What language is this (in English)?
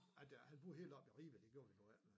Danish